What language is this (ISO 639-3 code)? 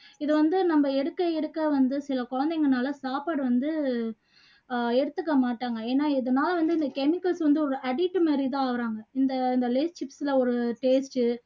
tam